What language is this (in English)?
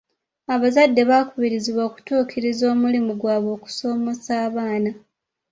Ganda